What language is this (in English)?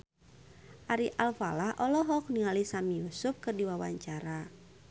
Sundanese